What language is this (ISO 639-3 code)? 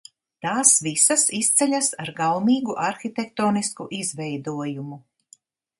lav